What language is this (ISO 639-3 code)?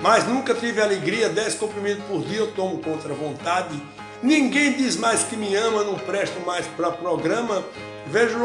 por